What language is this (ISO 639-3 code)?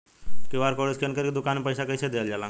bho